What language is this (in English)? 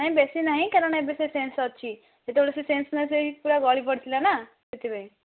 Odia